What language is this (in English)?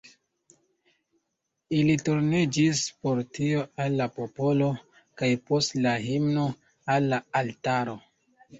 Esperanto